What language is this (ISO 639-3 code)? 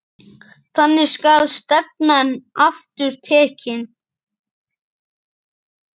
isl